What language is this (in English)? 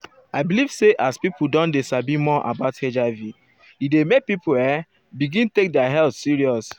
Nigerian Pidgin